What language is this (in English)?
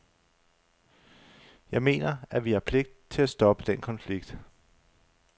Danish